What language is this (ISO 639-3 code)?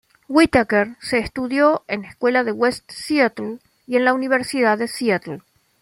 spa